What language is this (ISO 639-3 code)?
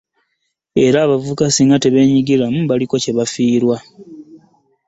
lug